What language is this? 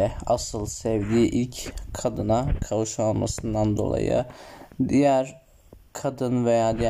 Turkish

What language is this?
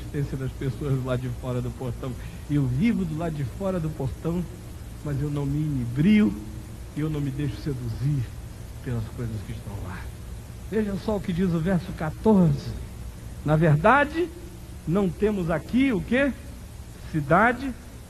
Portuguese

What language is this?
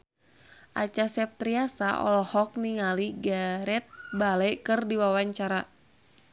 Sundanese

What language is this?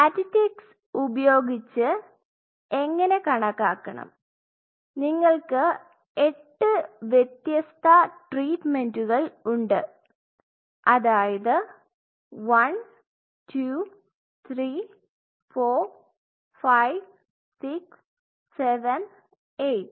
Malayalam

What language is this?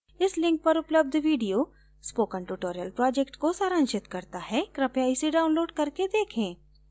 Hindi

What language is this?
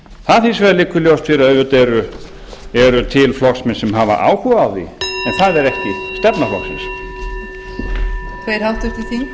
Icelandic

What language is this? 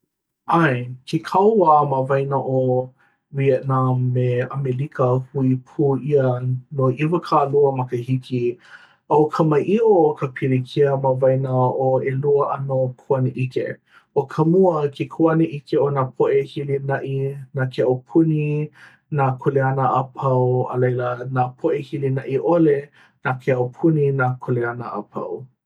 Hawaiian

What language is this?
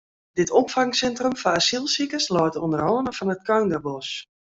Western Frisian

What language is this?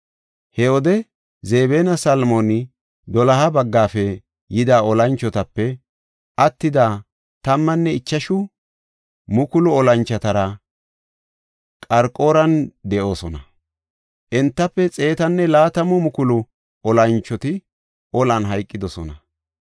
Gofa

